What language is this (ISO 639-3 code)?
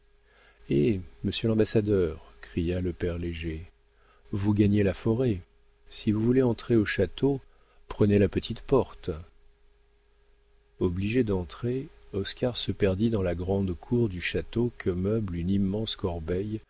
fra